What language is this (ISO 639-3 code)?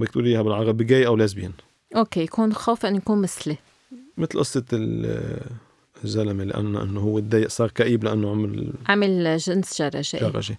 ara